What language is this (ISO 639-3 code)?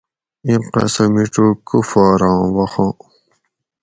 gwc